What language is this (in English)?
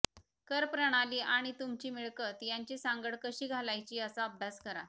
Marathi